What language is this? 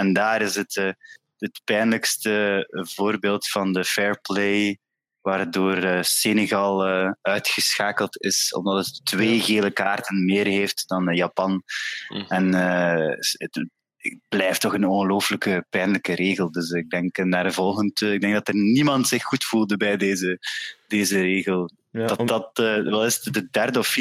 Dutch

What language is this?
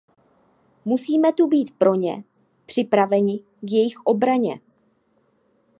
Czech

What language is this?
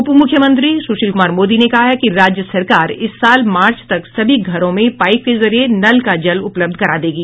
Hindi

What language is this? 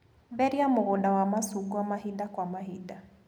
Kikuyu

